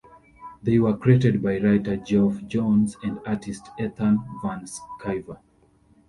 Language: English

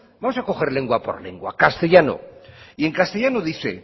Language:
Spanish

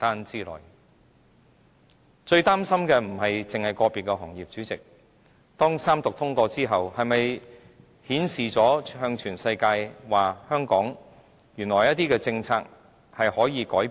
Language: Cantonese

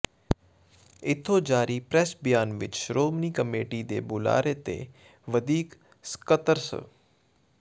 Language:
Punjabi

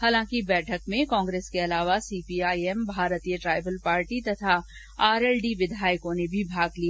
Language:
Hindi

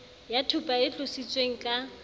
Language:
Southern Sotho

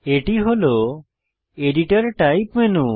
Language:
Bangla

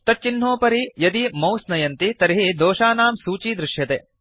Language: Sanskrit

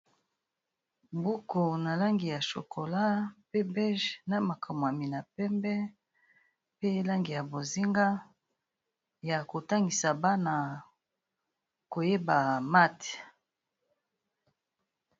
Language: Lingala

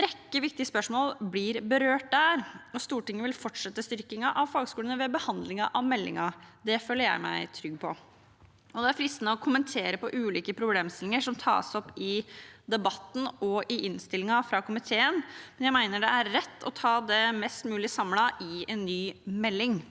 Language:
Norwegian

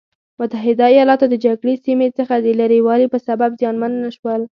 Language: Pashto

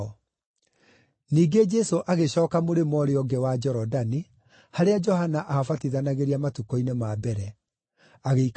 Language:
Kikuyu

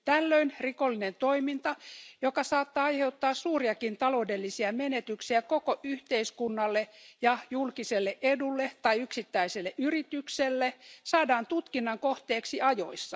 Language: Finnish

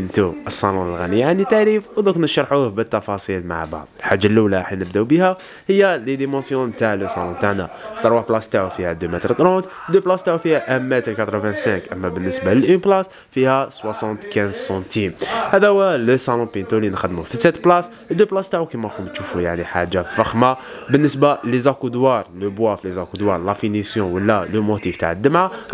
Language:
Arabic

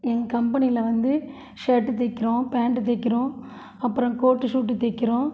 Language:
Tamil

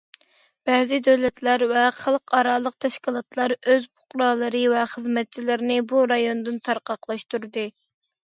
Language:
Uyghur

